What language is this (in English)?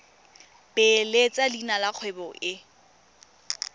Tswana